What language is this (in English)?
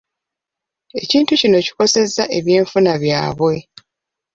Ganda